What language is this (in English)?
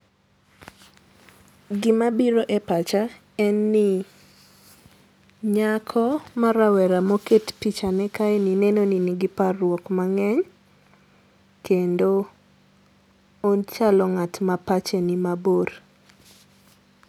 Luo (Kenya and Tanzania)